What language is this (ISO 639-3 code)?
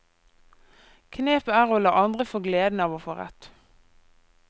nor